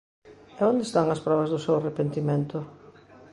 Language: Galician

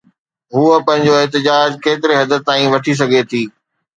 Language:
Sindhi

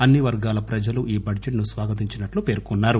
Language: Telugu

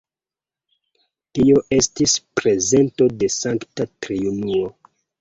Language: Esperanto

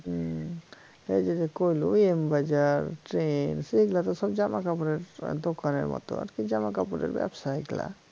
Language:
Bangla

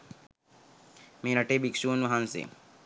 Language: Sinhala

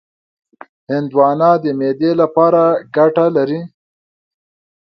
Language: Pashto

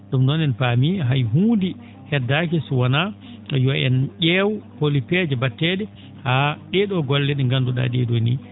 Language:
Fula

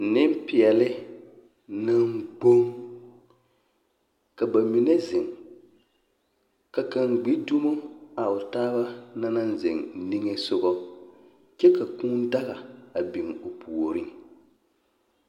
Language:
Southern Dagaare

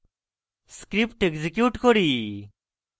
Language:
Bangla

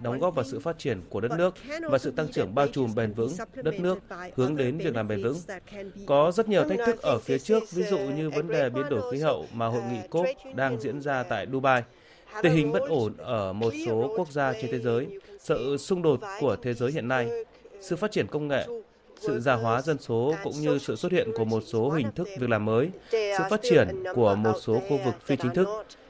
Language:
Vietnamese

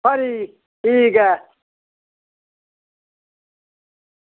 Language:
Dogri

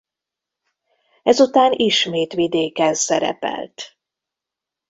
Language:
Hungarian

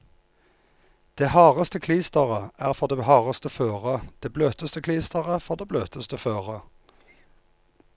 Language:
Norwegian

